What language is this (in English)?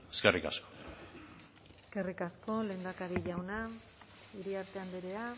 Basque